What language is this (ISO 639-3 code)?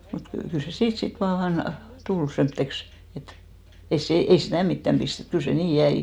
fin